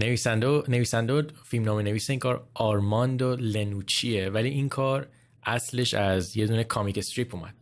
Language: Persian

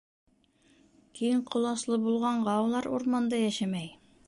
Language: Bashkir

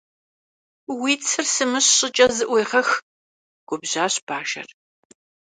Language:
Kabardian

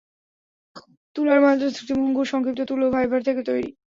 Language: Bangla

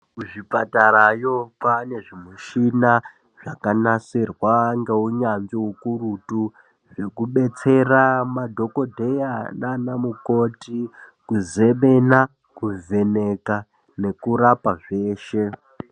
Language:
Ndau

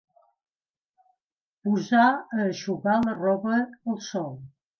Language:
Catalan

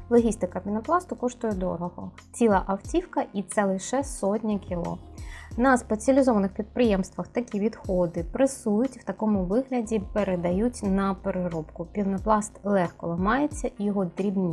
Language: Ukrainian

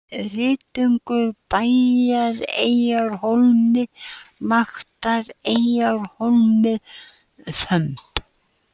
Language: Icelandic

